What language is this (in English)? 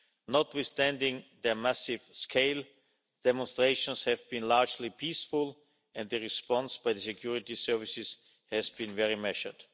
English